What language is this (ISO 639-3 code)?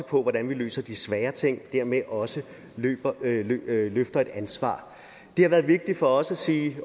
dan